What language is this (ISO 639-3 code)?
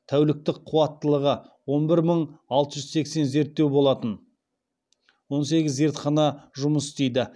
kaz